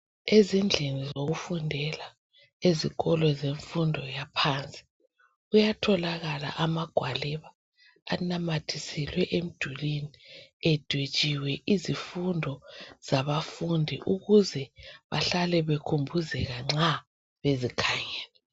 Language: North Ndebele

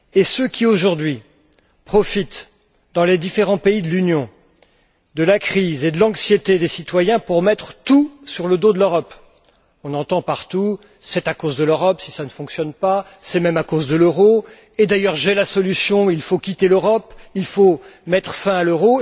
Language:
French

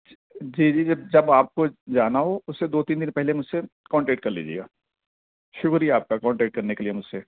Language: Urdu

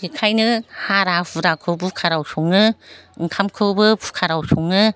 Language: Bodo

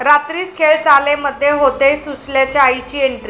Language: Marathi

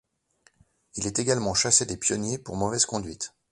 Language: French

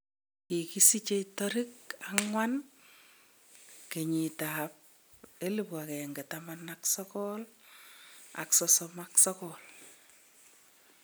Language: Kalenjin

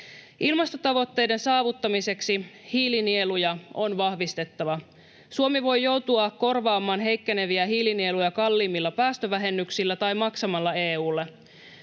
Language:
Finnish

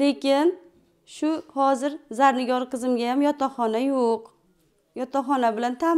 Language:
Turkish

